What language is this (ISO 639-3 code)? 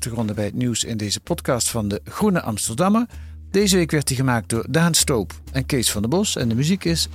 nld